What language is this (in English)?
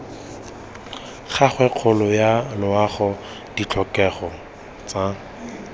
Tswana